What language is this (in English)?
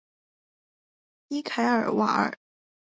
Chinese